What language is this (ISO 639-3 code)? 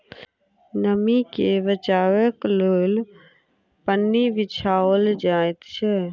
mai